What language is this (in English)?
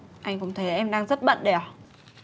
Vietnamese